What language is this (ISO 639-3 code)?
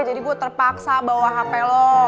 ind